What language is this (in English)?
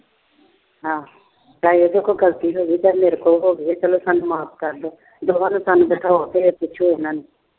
Punjabi